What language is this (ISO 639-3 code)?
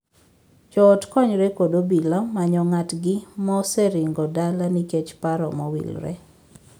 luo